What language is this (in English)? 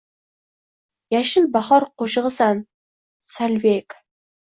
Uzbek